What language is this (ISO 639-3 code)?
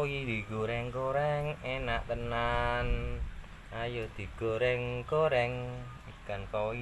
ind